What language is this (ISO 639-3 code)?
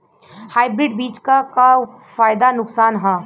bho